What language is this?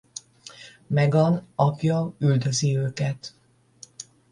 Hungarian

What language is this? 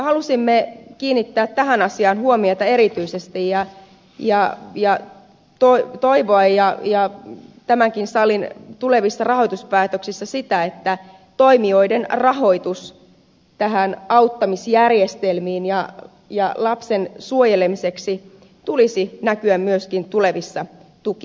Finnish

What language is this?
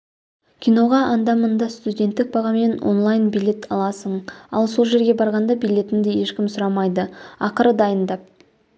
Kazakh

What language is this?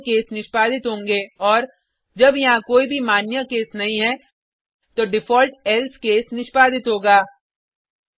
Hindi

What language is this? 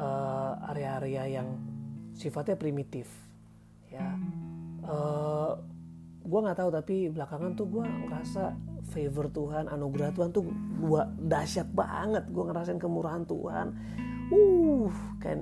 Indonesian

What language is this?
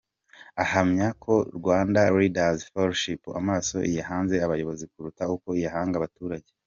Kinyarwanda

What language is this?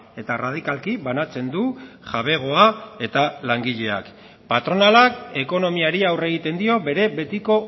Basque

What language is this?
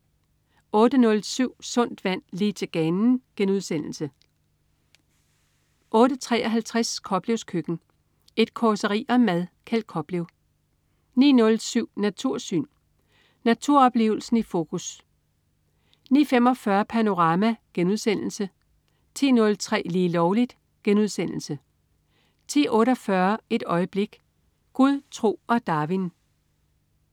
Danish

